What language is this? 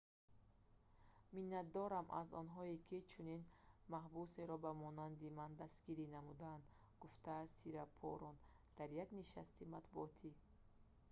Tajik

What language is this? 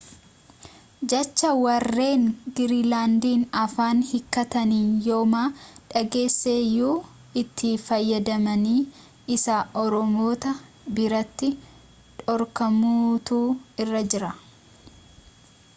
Oromo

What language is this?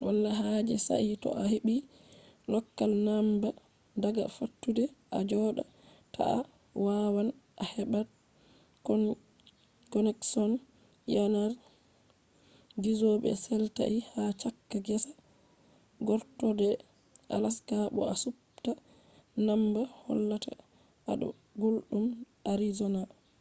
Fula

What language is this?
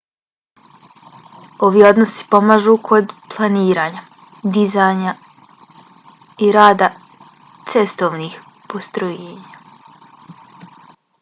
Bosnian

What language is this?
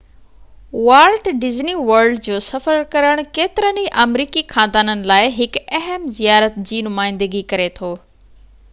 Sindhi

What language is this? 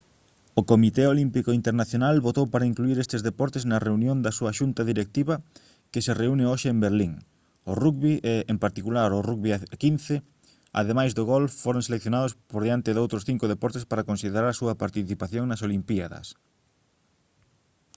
Galician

